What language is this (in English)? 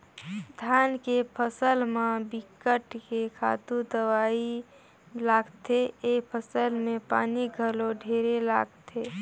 Chhattisgarhi